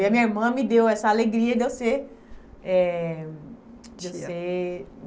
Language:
Portuguese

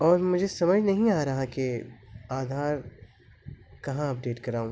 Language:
Urdu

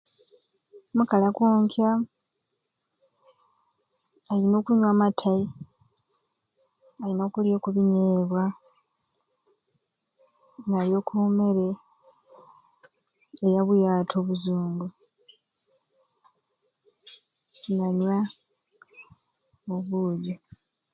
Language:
Ruuli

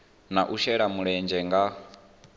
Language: Venda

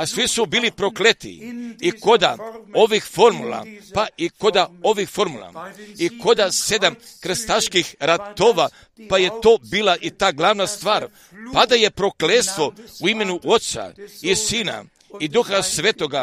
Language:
Croatian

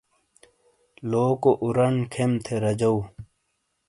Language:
Shina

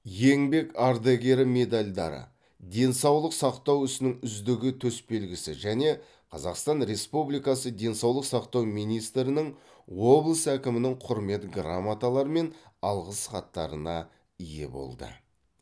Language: Kazakh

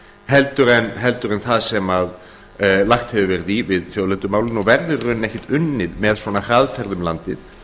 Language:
Icelandic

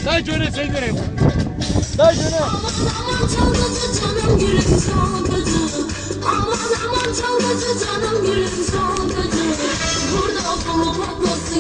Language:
Turkish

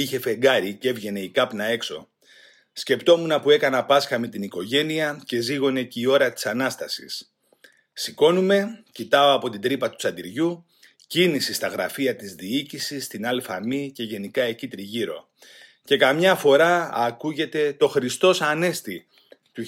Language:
Greek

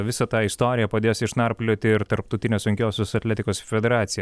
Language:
Lithuanian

